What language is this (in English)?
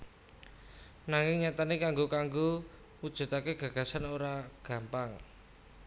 Javanese